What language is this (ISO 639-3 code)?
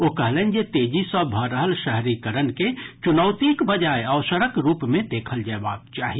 mai